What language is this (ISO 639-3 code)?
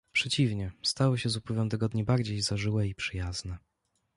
pol